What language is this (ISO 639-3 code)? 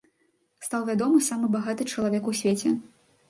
bel